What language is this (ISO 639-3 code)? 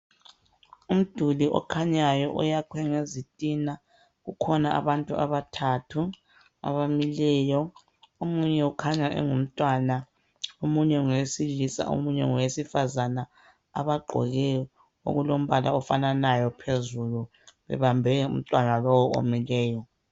nde